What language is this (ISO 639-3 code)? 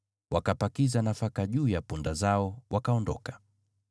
swa